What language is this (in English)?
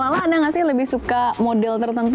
Indonesian